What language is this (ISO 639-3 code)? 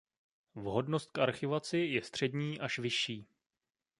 ces